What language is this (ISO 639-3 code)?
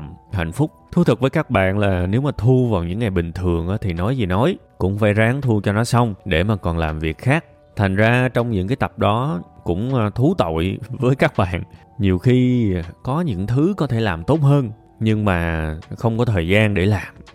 vie